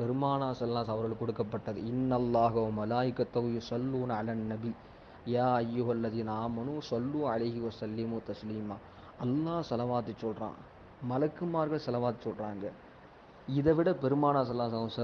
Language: Tamil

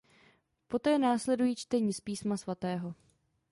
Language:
Czech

